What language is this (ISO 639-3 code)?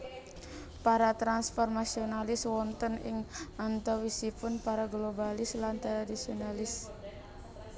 jav